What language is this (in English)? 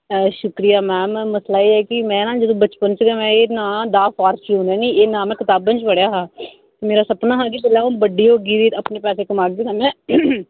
Dogri